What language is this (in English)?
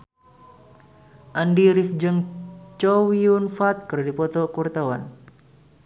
Sundanese